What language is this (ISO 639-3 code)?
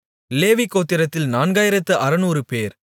tam